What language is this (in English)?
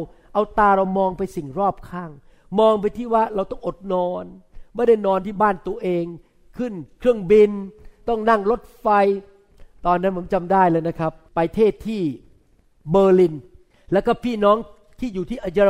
Thai